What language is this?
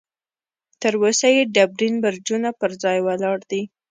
Pashto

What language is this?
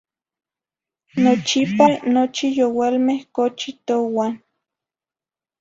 Zacatlán-Ahuacatlán-Tepetzintla Nahuatl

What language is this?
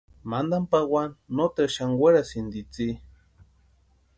Western Highland Purepecha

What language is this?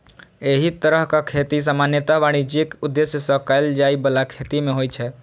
Maithili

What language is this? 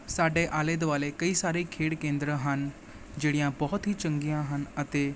Punjabi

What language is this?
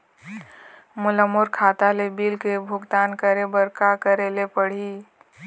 Chhattisgarhi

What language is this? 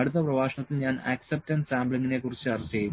Malayalam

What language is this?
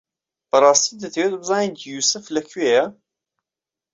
Central Kurdish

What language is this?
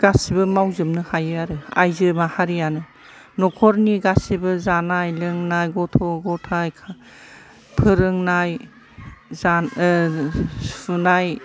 Bodo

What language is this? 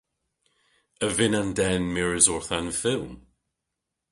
Cornish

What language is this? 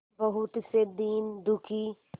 Hindi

